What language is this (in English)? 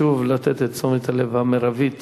Hebrew